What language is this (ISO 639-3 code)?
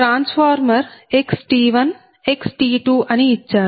tel